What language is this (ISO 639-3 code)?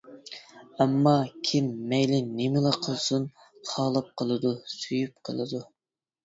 uig